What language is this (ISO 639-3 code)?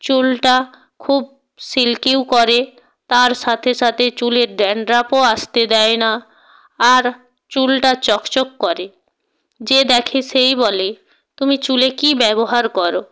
ben